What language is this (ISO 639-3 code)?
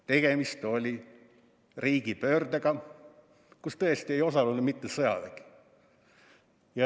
est